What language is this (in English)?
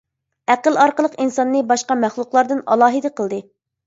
Uyghur